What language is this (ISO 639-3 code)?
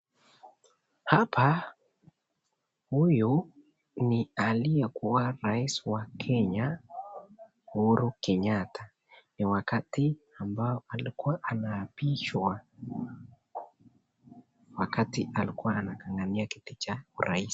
swa